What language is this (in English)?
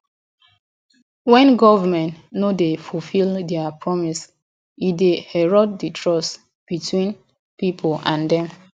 Nigerian Pidgin